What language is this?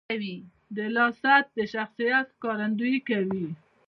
Pashto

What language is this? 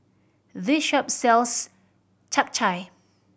English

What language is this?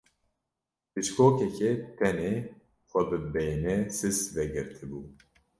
Kurdish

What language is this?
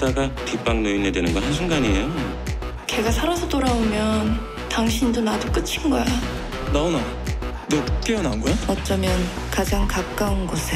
Korean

